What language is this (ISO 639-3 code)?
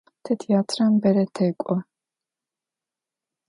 ady